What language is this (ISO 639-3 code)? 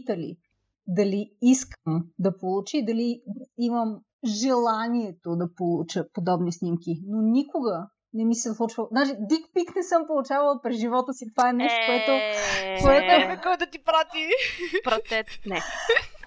bul